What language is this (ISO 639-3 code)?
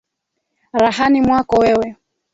swa